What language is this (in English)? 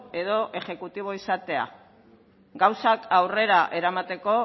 Basque